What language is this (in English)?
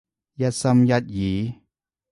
Cantonese